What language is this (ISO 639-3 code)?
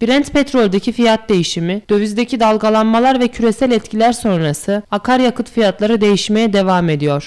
tur